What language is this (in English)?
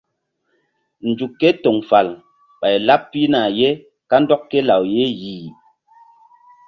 Mbum